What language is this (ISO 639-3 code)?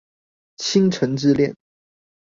zho